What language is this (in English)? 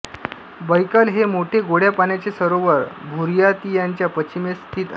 Marathi